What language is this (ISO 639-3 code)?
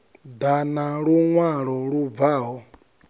ven